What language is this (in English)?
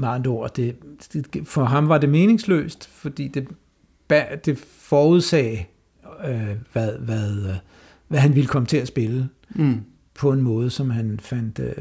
Danish